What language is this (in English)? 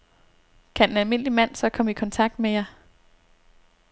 Danish